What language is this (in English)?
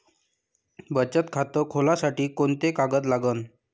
Marathi